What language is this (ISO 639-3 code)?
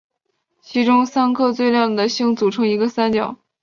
zho